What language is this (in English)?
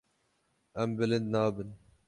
Kurdish